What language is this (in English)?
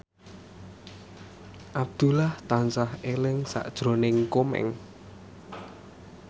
Javanese